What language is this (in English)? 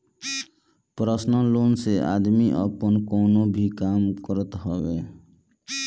Bhojpuri